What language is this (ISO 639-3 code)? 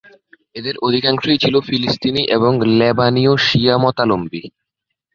ben